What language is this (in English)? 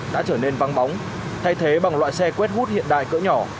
Vietnamese